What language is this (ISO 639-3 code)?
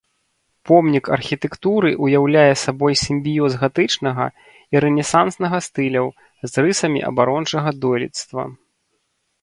bel